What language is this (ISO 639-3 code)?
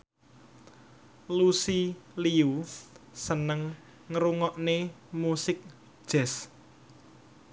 jav